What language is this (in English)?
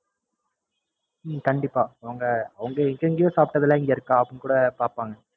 Tamil